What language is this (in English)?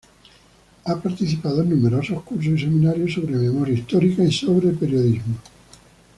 Spanish